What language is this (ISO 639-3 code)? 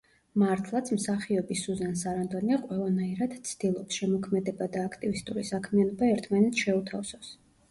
kat